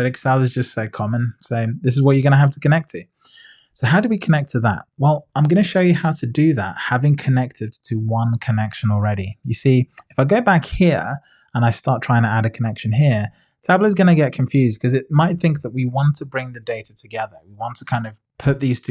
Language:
English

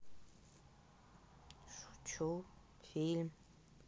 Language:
Russian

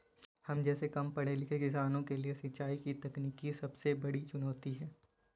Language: Hindi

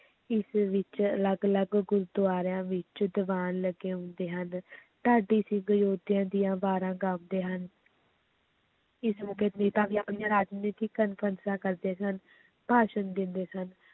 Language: Punjabi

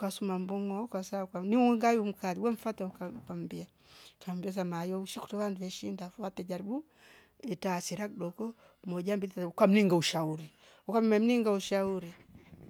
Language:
Rombo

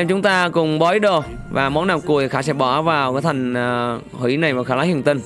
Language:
Vietnamese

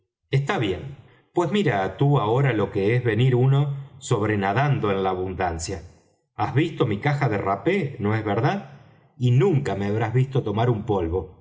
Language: Spanish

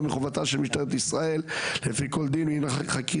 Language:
Hebrew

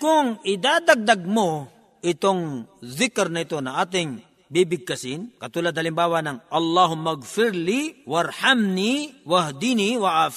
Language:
Filipino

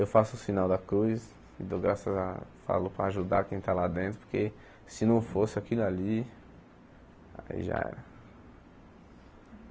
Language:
Portuguese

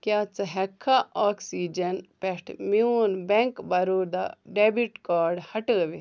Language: Kashmiri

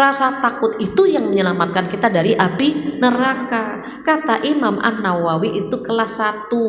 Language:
Indonesian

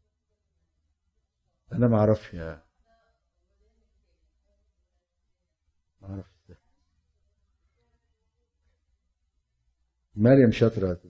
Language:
Arabic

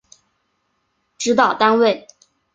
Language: Chinese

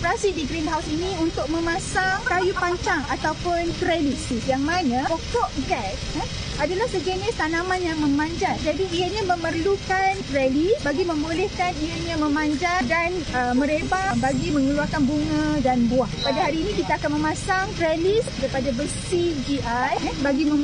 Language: Malay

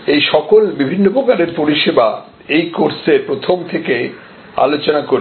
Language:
Bangla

